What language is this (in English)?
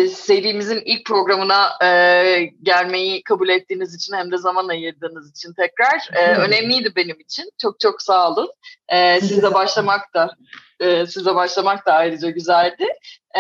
Turkish